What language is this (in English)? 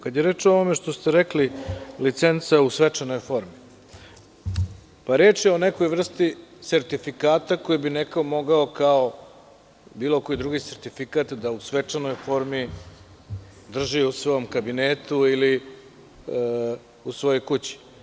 Serbian